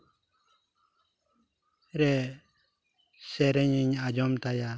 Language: Santali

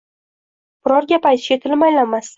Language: Uzbek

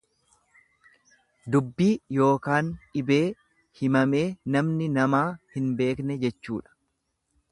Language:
Oromo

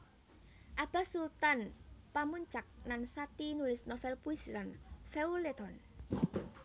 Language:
Javanese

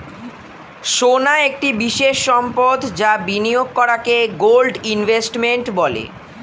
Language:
Bangla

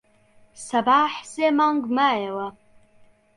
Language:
Central Kurdish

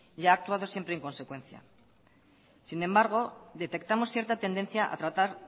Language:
Spanish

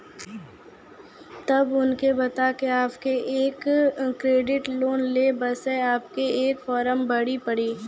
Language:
Maithili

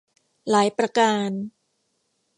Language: Thai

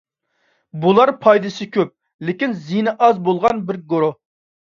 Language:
Uyghur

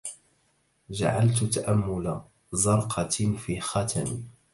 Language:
Arabic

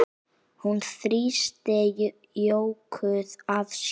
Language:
Icelandic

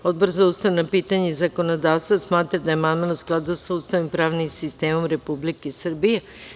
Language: Serbian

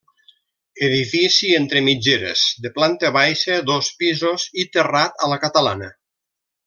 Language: Catalan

